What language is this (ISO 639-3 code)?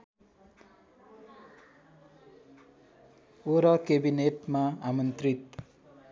nep